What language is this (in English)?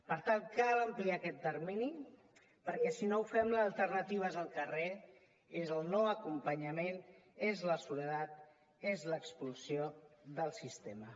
Catalan